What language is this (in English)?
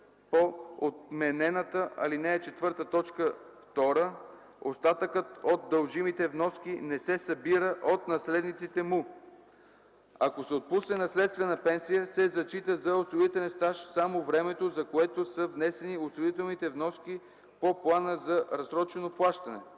Bulgarian